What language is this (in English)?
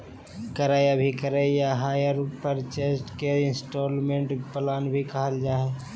Magahi